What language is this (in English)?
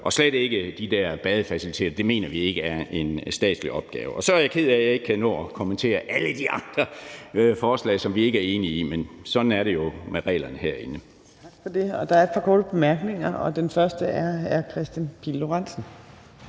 Danish